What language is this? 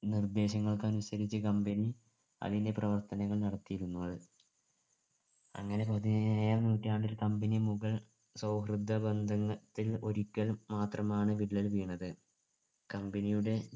Malayalam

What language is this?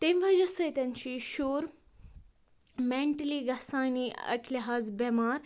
Kashmiri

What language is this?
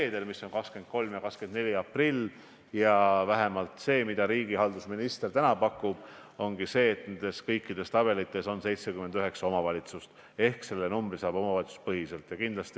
Estonian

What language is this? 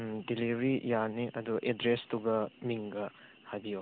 Manipuri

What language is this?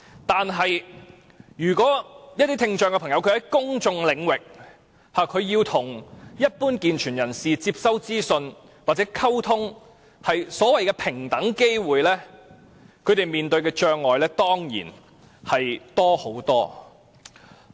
Cantonese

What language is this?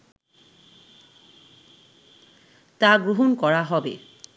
Bangla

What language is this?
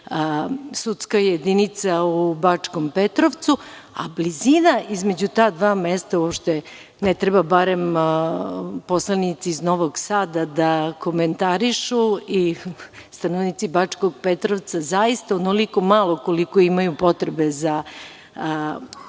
Serbian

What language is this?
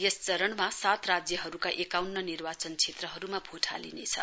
Nepali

